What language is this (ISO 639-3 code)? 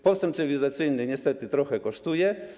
pol